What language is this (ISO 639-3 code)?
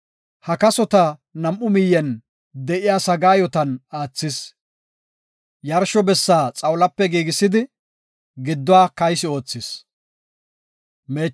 gof